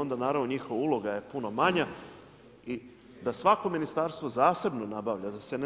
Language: Croatian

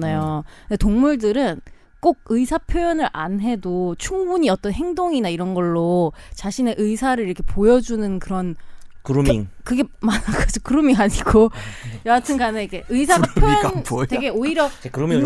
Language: Korean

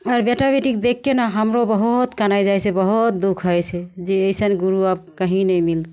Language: Maithili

